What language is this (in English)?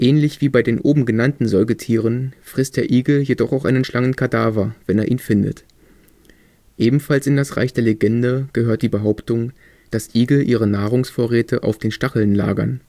German